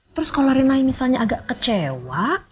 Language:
Indonesian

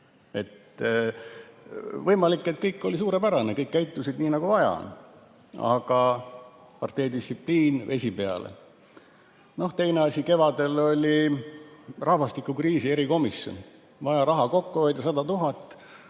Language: Estonian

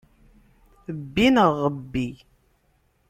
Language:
Kabyle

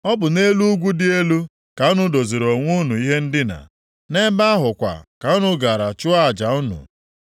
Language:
Igbo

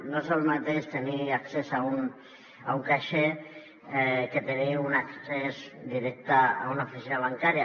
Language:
Catalan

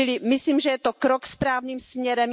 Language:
Czech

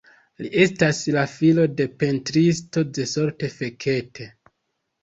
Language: Esperanto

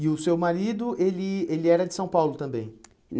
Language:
Portuguese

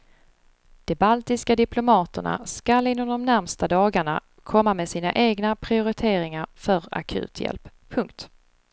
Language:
Swedish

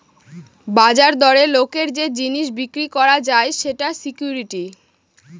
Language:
Bangla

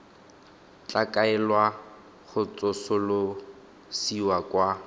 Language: Tswana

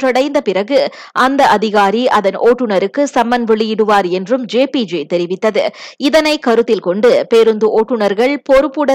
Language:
Tamil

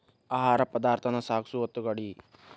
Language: Kannada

